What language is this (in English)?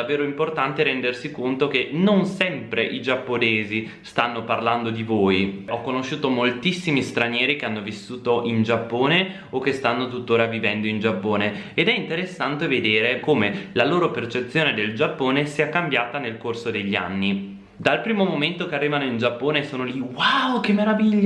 Italian